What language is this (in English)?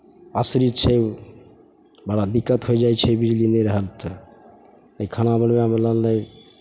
Maithili